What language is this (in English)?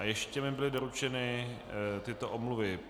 Czech